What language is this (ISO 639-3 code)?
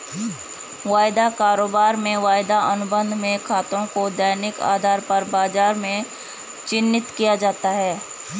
hin